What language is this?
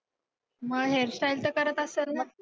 Marathi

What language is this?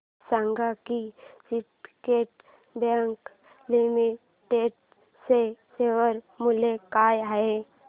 Marathi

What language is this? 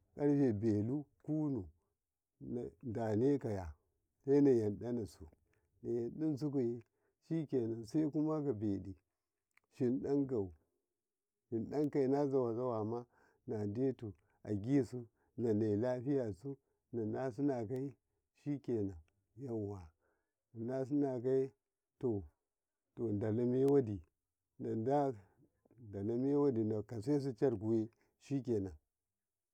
Karekare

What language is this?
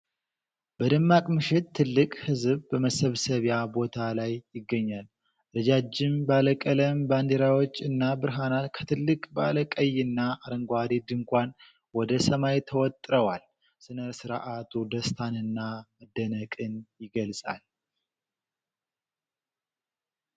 Amharic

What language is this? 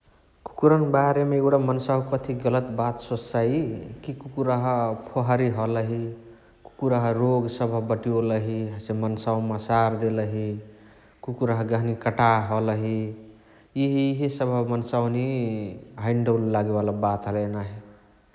Chitwania Tharu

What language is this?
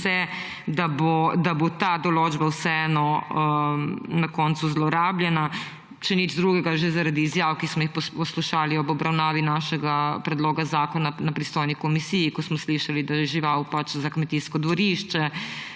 Slovenian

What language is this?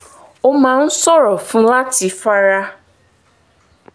Yoruba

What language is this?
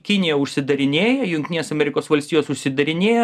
Lithuanian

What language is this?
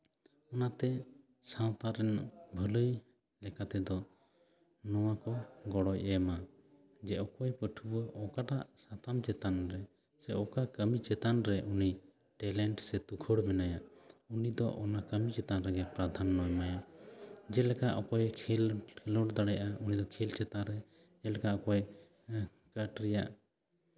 Santali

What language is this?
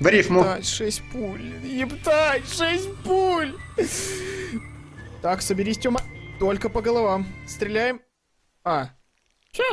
Russian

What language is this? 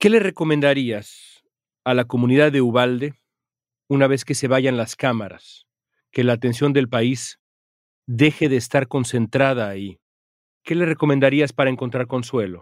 Spanish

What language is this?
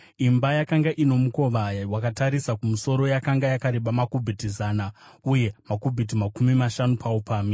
Shona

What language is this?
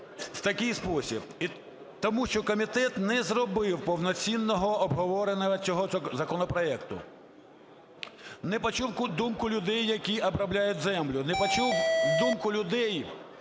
Ukrainian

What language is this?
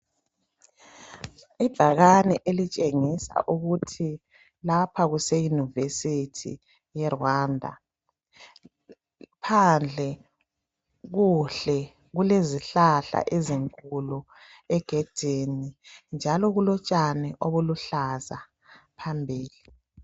North Ndebele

